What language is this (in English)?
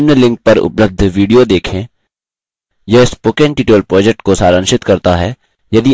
Hindi